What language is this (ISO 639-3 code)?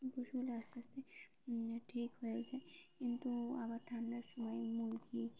ben